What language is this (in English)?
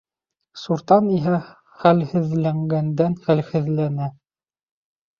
Bashkir